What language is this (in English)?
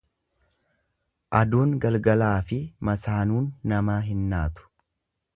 Oromo